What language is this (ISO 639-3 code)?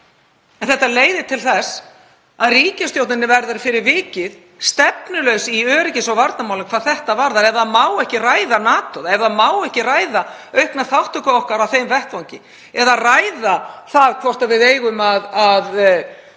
isl